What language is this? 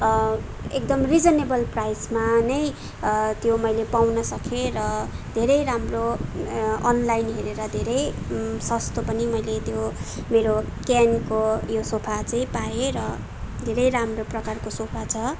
Nepali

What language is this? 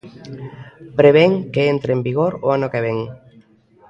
Galician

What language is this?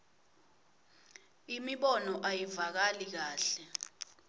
Swati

